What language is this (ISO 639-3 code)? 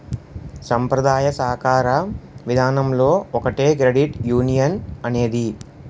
tel